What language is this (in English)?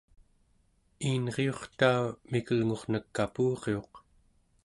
Central Yupik